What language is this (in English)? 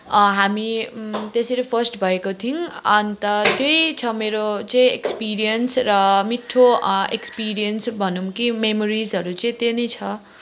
Nepali